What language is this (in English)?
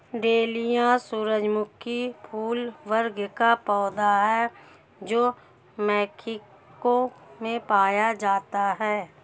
Hindi